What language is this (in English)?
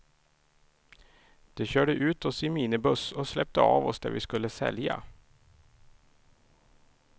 Swedish